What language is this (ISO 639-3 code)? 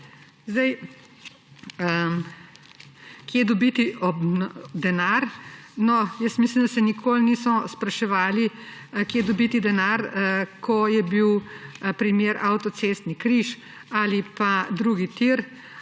slv